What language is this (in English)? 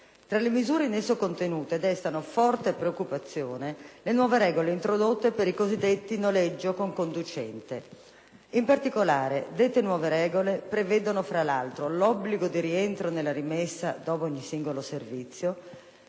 Italian